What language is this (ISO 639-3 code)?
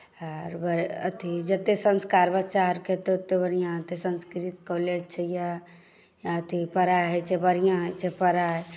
mai